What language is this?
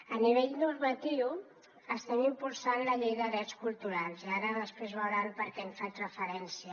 Catalan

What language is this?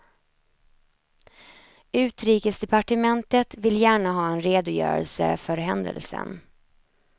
Swedish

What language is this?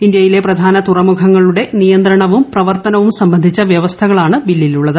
Malayalam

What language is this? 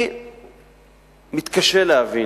Hebrew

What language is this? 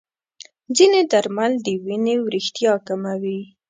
Pashto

